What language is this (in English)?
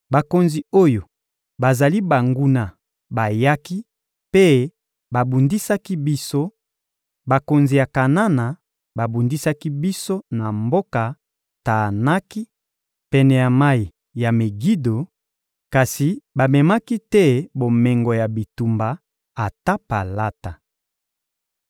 Lingala